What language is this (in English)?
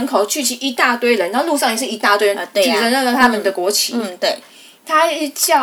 Chinese